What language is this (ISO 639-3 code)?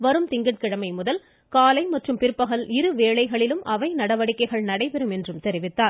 tam